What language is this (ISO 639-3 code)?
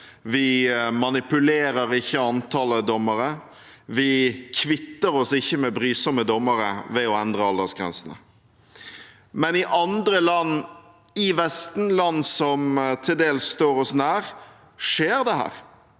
nor